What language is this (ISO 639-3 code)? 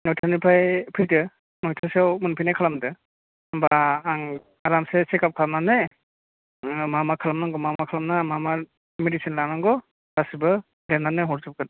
brx